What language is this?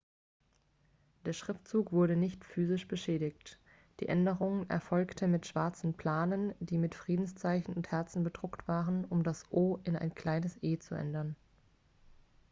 German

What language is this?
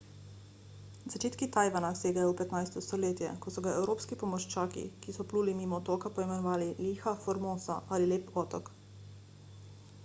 Slovenian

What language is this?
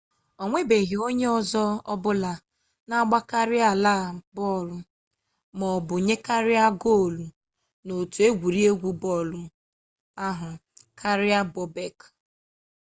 Igbo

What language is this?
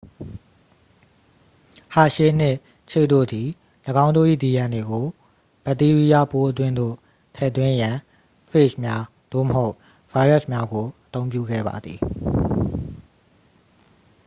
Burmese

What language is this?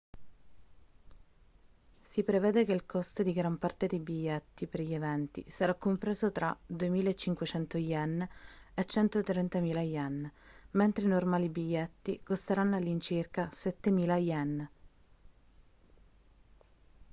Italian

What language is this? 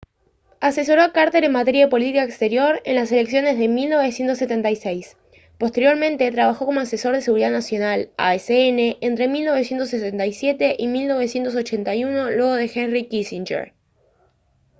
Spanish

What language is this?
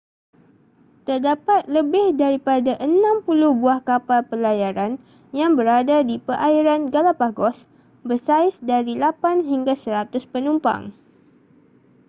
Malay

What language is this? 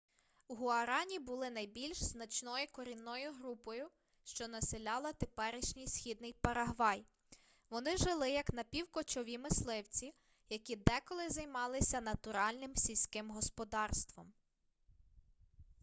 Ukrainian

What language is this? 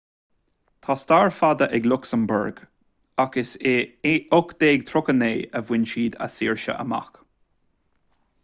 Irish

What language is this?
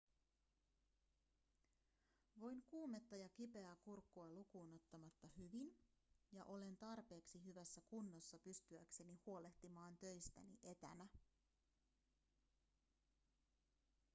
Finnish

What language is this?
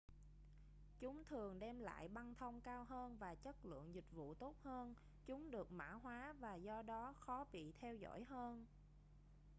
Vietnamese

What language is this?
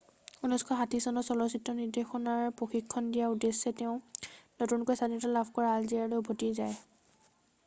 Assamese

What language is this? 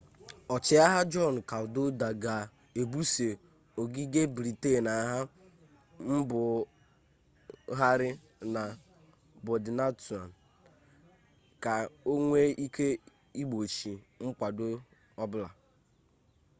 Igbo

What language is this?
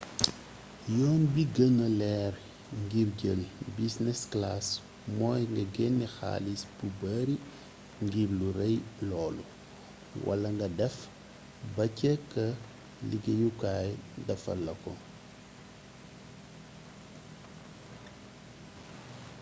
Wolof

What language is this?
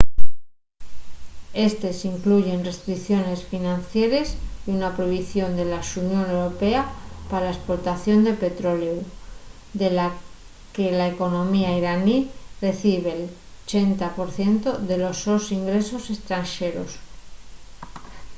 Asturian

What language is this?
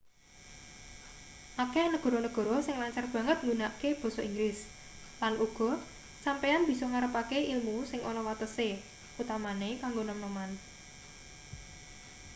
Javanese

